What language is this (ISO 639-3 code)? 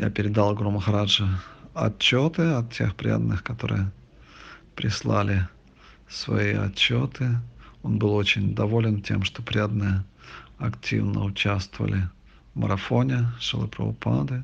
rus